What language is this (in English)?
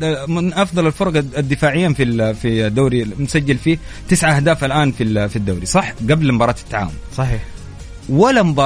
Arabic